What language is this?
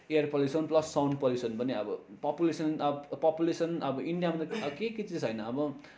Nepali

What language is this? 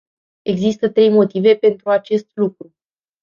Romanian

